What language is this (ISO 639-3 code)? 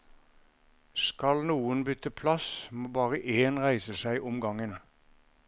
nor